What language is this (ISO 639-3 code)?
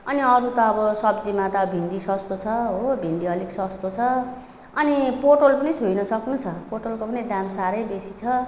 nep